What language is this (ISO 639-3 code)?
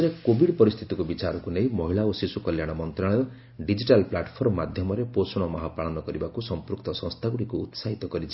ori